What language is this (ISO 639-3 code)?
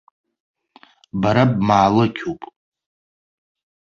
abk